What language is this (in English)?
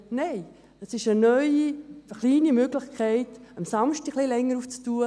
Swiss German